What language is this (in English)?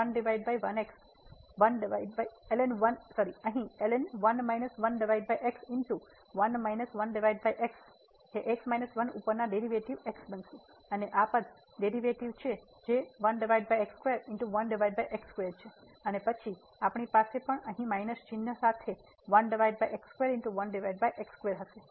Gujarati